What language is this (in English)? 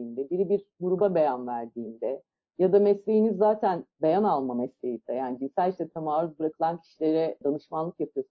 Turkish